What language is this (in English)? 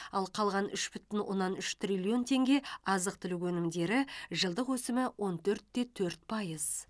Kazakh